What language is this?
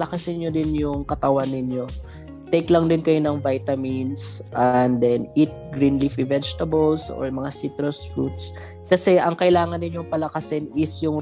Filipino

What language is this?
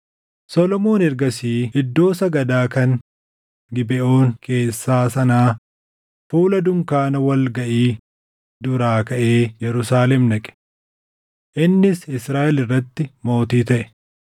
Oromo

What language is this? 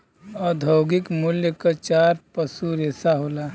Bhojpuri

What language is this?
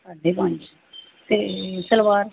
Punjabi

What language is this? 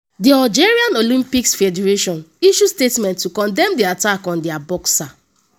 Nigerian Pidgin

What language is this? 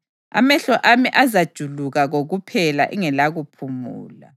North Ndebele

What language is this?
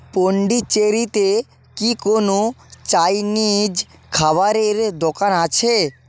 Bangla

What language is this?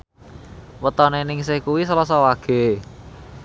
Javanese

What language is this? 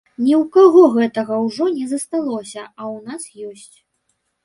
Belarusian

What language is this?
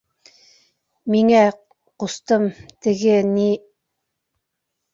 Bashkir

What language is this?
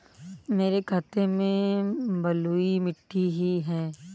Hindi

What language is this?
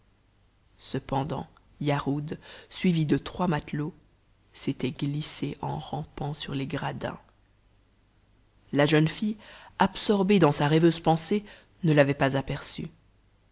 French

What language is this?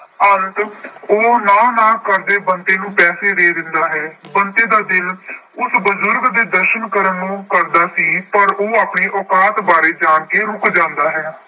Punjabi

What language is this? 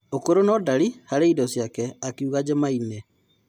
Kikuyu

